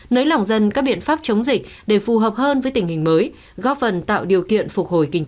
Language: Vietnamese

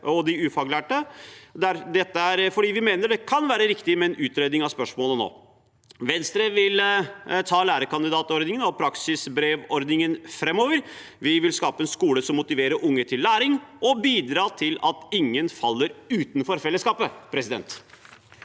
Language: Norwegian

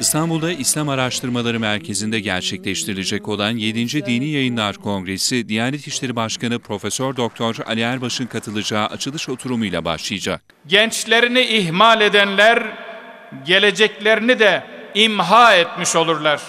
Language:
Turkish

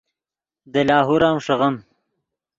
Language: Yidgha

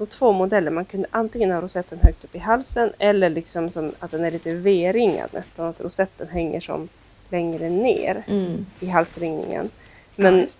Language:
Swedish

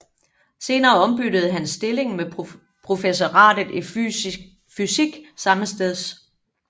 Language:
Danish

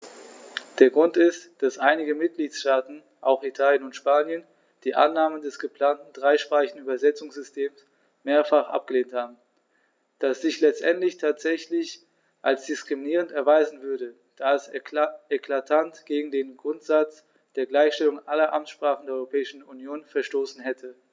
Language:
German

